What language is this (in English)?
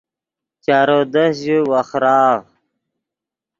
Yidgha